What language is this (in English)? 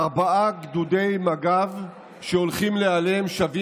Hebrew